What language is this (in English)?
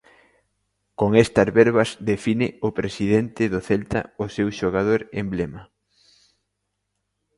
Galician